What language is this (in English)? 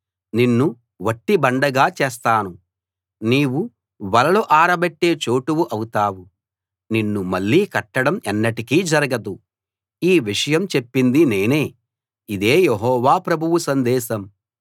Telugu